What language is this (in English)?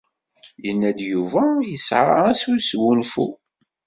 Kabyle